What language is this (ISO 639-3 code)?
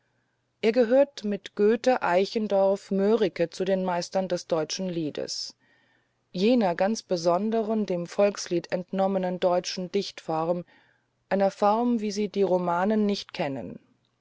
deu